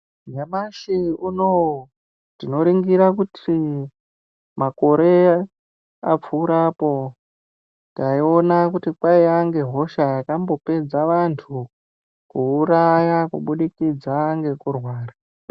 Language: Ndau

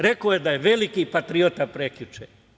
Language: Serbian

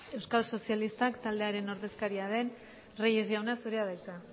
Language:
Basque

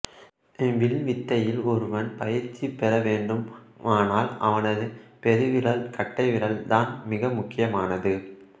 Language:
Tamil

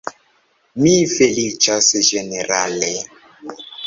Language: Esperanto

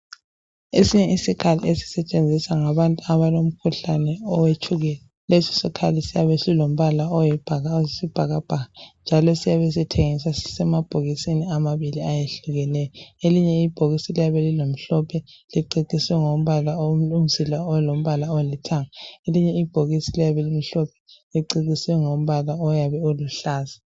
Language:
North Ndebele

